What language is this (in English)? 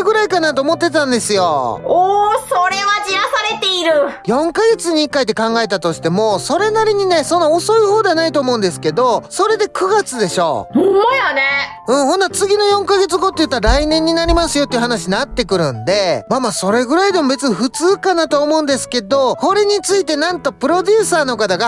Japanese